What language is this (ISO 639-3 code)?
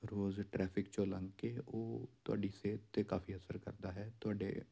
pan